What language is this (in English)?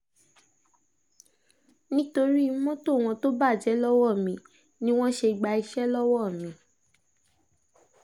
Yoruba